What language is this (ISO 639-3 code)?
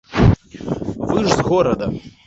bel